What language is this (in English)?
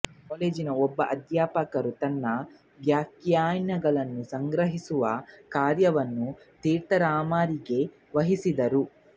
Kannada